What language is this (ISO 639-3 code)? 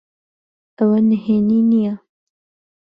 ckb